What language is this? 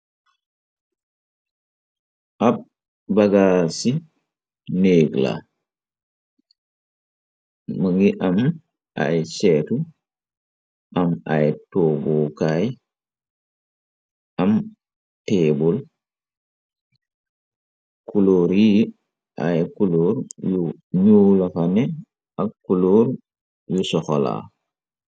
Wolof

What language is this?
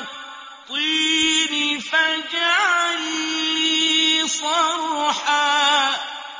Arabic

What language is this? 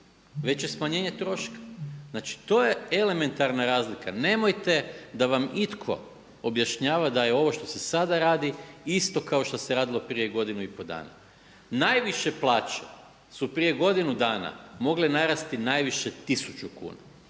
Croatian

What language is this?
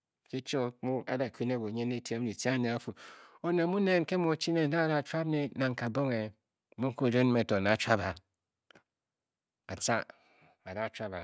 Bokyi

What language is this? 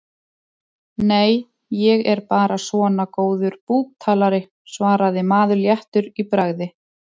Icelandic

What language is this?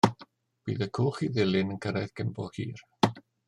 Welsh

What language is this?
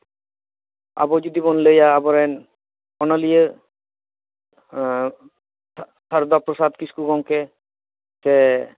Santali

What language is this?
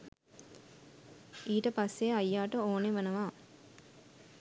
Sinhala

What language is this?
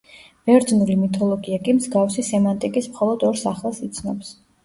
Georgian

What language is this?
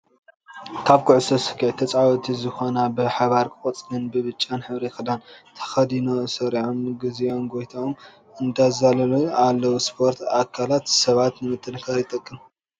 Tigrinya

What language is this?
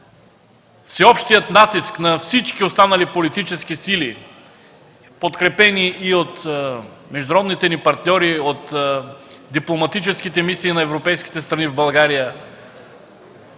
Bulgarian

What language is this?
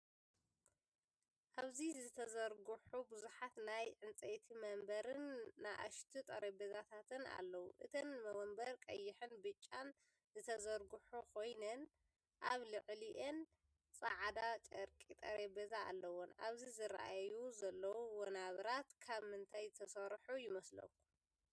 Tigrinya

